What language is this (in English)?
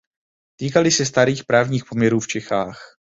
Czech